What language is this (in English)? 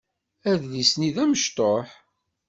Kabyle